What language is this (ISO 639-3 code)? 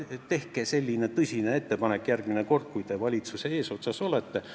est